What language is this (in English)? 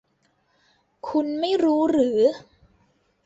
Thai